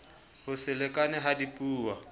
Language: Southern Sotho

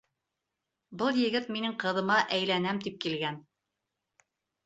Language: Bashkir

